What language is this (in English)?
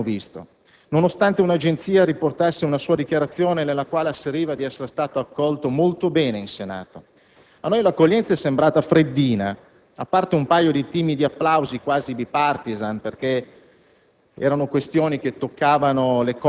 Italian